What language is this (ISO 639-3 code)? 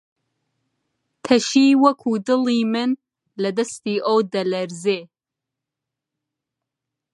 ckb